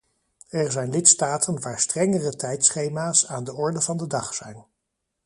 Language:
Dutch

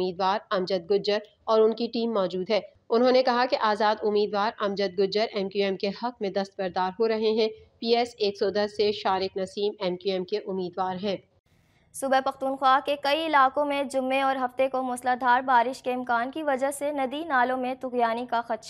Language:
Hindi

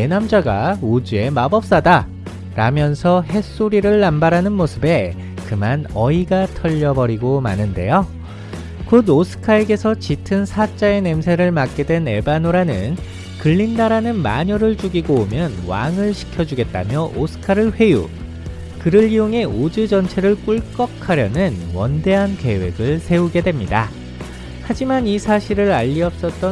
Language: Korean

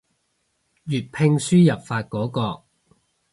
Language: Cantonese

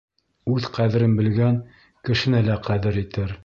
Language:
Bashkir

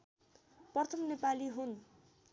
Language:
Nepali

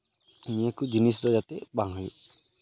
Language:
Santali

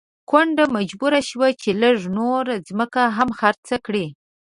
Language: Pashto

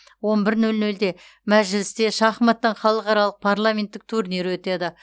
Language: Kazakh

